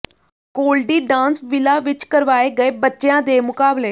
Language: Punjabi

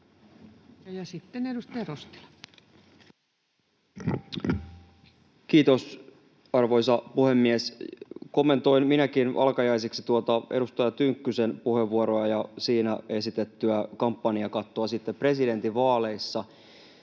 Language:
Finnish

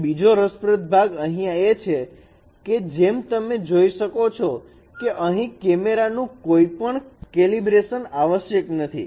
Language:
Gujarati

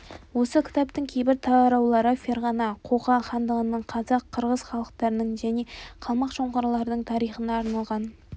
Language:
Kazakh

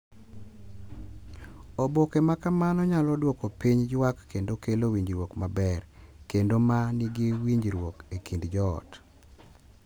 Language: Luo (Kenya and Tanzania)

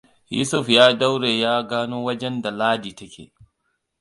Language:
Hausa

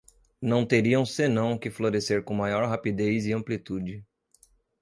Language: Portuguese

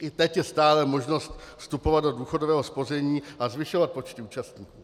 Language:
Czech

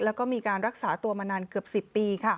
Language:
Thai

